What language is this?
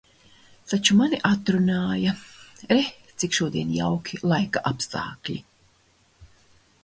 Latvian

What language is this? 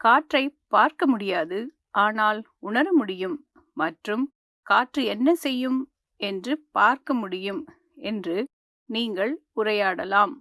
Tamil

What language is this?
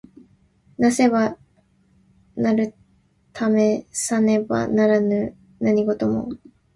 Japanese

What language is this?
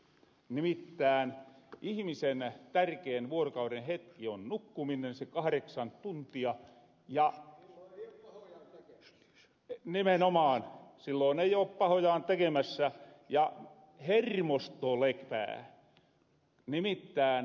Finnish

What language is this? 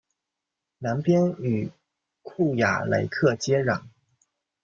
Chinese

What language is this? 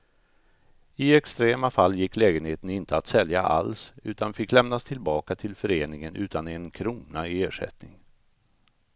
Swedish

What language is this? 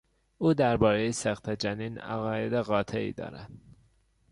Persian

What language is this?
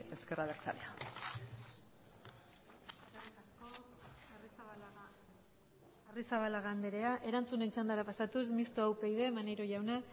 Basque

